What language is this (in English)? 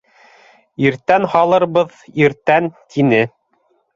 Bashkir